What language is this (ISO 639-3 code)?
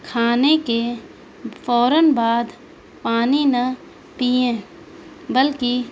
urd